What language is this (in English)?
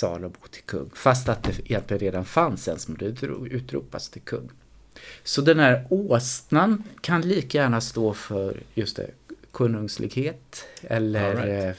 Swedish